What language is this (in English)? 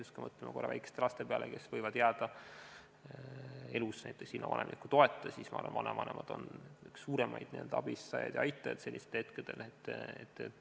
Estonian